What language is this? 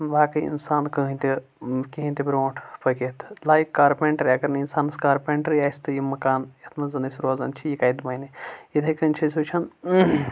Kashmiri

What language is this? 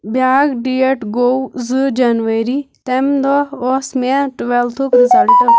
Kashmiri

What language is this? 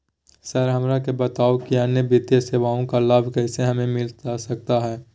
Magahi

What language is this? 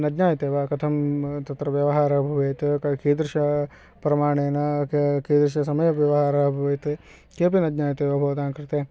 Sanskrit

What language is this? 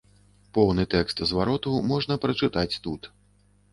Belarusian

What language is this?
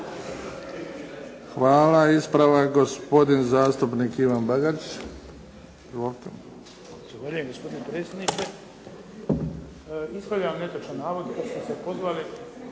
Croatian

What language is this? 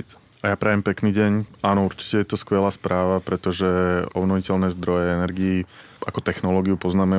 Slovak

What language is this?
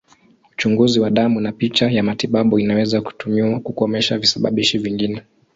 Swahili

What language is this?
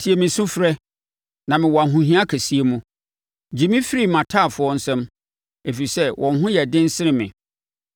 Akan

